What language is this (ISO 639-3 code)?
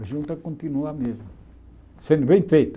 por